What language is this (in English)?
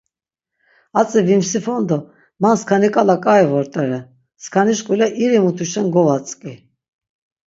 Laz